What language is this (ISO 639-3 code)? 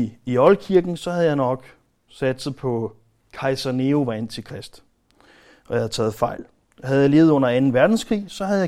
dan